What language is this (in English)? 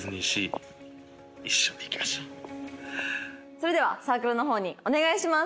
Japanese